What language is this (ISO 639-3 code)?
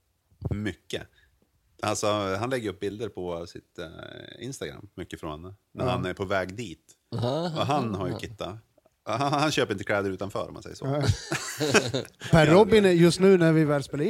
swe